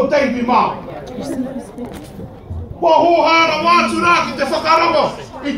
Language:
Romanian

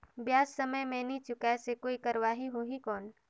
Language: Chhattisgarhi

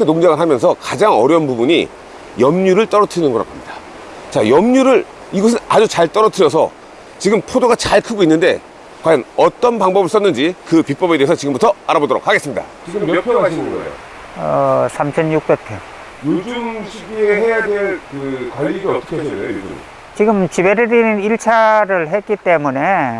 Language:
Korean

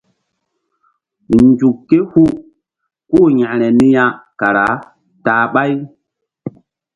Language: Mbum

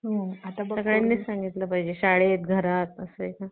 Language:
Marathi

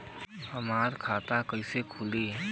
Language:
Bhojpuri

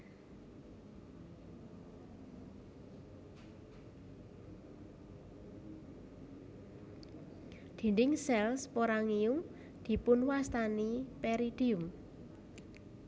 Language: Javanese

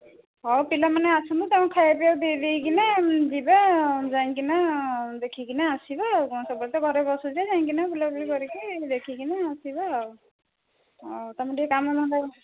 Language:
Odia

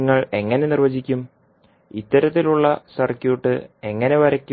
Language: Malayalam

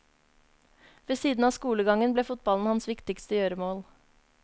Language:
Norwegian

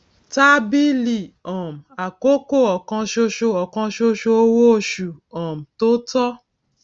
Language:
Yoruba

